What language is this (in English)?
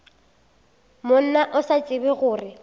Northern Sotho